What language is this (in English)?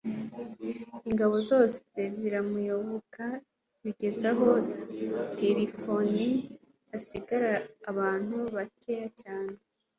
Kinyarwanda